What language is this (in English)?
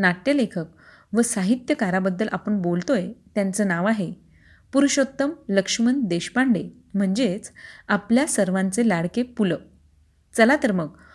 Marathi